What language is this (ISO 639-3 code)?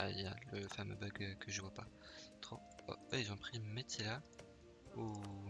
fra